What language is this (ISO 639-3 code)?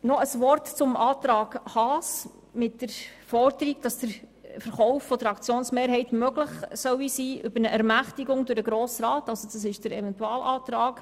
gsw